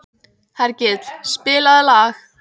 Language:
Icelandic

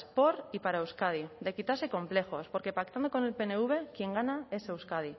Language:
Spanish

